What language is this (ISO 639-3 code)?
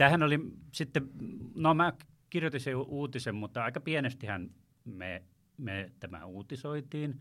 fin